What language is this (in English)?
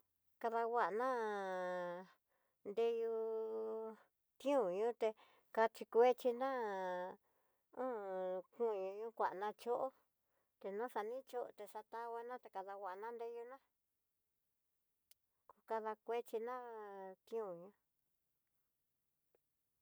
Tidaá Mixtec